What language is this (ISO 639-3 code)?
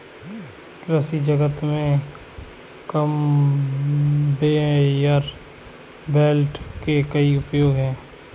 hin